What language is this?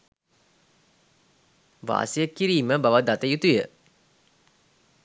Sinhala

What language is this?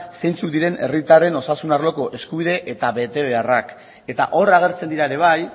Basque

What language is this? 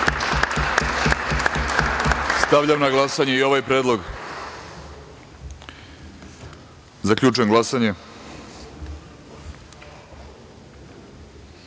Serbian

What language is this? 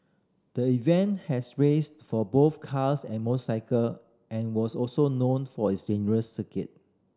English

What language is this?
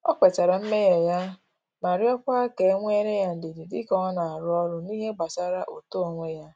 Igbo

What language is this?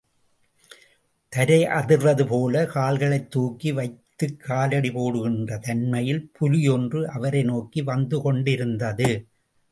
Tamil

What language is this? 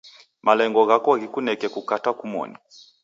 Taita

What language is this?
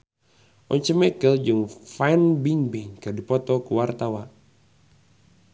Sundanese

